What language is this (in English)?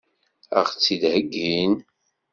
Kabyle